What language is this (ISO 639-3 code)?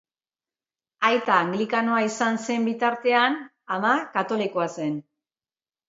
eus